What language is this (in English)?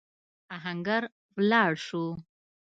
Pashto